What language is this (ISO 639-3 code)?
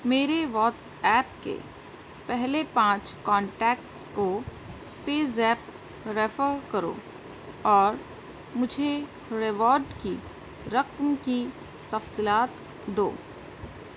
urd